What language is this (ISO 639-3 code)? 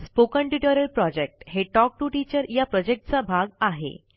mar